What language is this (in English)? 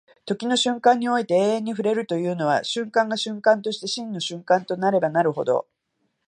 Japanese